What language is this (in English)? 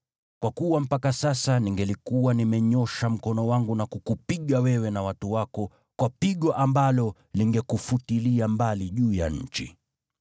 Swahili